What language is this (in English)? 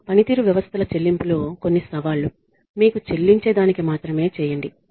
Telugu